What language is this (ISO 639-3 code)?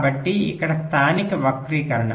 tel